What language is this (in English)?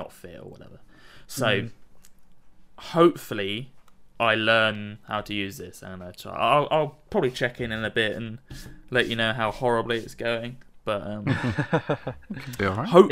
English